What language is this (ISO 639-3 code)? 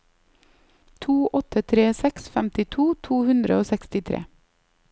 nor